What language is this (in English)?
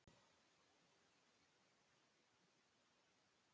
Icelandic